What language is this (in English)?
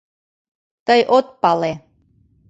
Mari